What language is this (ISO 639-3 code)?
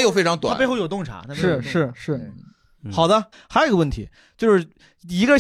zho